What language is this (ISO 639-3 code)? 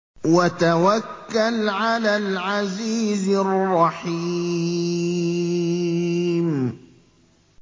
ara